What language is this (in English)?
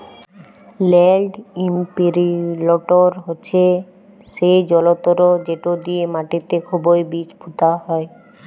Bangla